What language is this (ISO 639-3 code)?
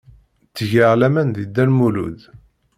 kab